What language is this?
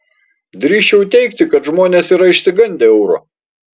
Lithuanian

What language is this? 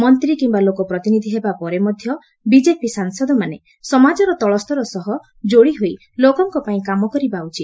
Odia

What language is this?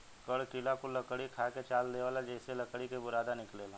Bhojpuri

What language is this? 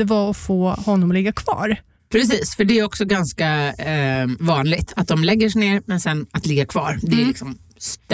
Swedish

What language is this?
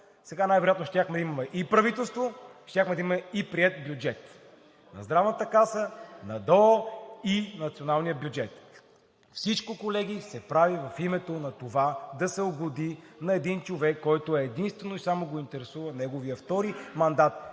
Bulgarian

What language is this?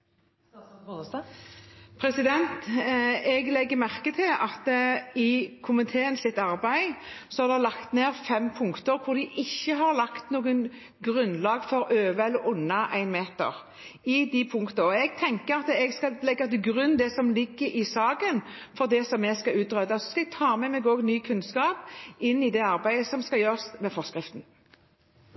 Norwegian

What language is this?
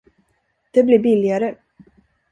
Swedish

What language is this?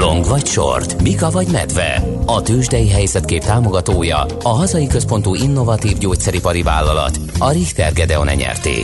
Hungarian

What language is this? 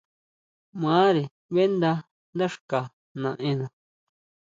Huautla Mazatec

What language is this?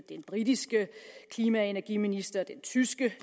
Danish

